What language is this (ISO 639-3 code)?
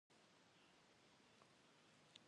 kbd